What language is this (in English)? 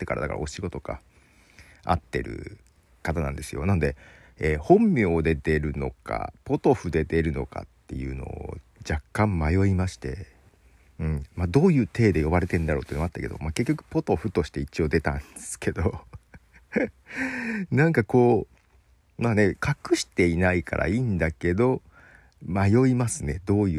Japanese